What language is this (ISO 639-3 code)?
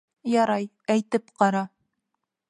bak